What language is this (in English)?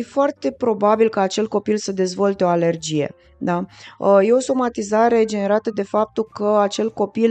Romanian